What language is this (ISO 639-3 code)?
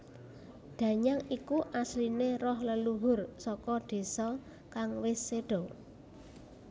jav